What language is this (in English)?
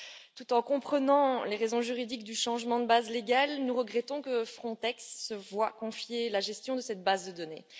French